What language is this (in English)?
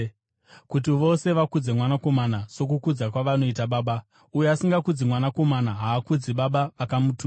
Shona